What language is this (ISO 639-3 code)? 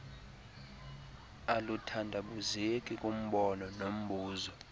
xho